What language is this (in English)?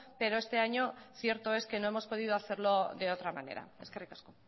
Spanish